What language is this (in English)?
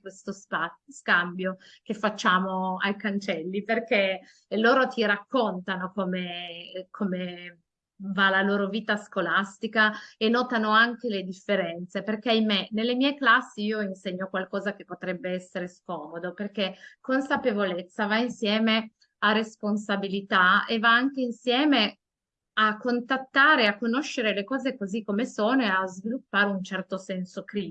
Italian